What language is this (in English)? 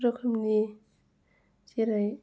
Bodo